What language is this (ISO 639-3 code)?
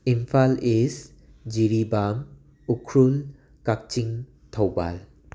mni